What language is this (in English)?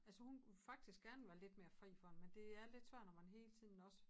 Danish